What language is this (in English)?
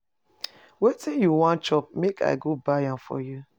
Nigerian Pidgin